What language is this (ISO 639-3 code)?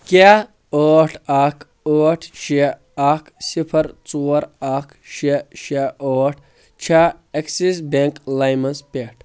kas